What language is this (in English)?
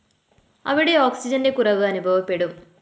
Malayalam